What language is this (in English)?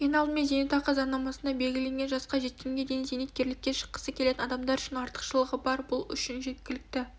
Kazakh